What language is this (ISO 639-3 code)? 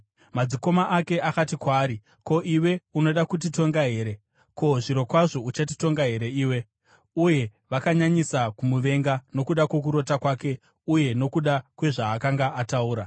sna